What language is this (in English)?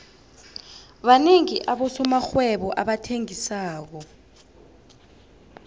South Ndebele